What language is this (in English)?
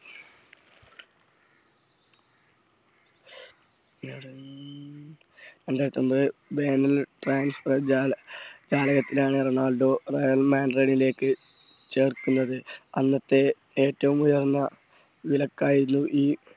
Malayalam